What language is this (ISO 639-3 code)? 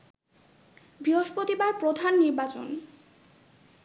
ben